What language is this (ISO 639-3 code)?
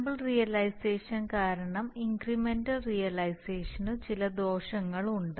mal